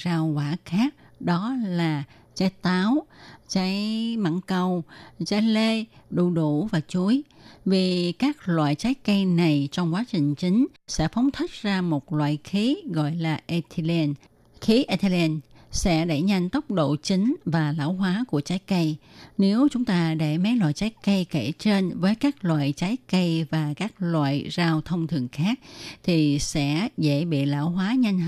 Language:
Vietnamese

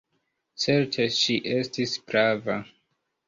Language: Esperanto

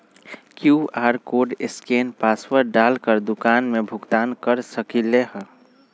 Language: Magahi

